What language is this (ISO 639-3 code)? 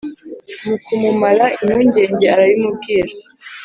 kin